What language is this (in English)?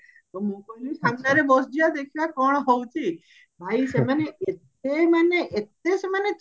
Odia